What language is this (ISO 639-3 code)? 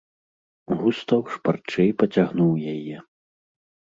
bel